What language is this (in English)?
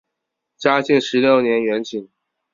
Chinese